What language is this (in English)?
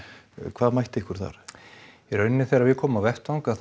Icelandic